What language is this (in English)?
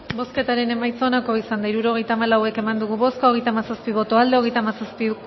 Basque